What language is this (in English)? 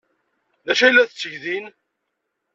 Kabyle